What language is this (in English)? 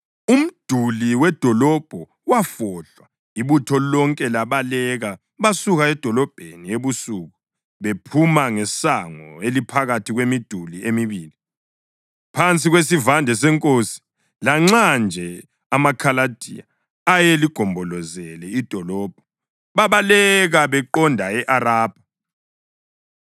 North Ndebele